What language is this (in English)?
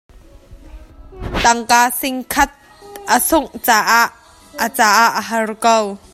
Hakha Chin